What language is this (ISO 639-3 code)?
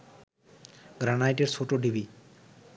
ben